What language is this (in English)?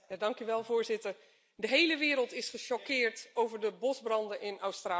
Dutch